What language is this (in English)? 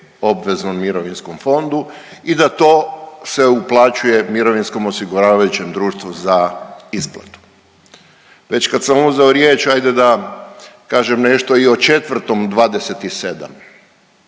Croatian